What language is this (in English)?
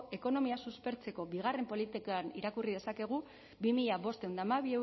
Basque